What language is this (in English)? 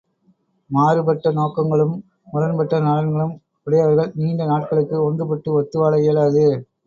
Tamil